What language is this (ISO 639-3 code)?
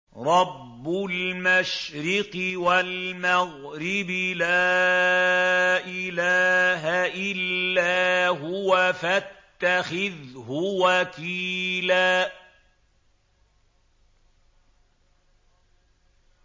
ara